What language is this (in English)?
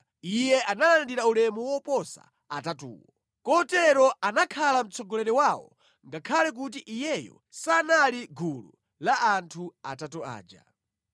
Nyanja